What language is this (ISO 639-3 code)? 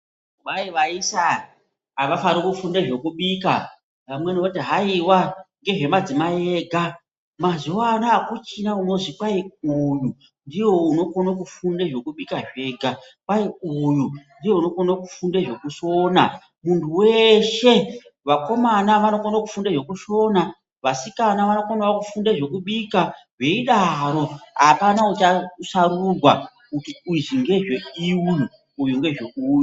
ndc